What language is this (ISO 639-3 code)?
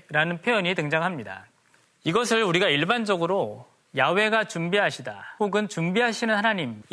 kor